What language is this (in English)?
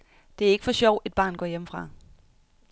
Danish